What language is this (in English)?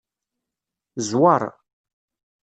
Kabyle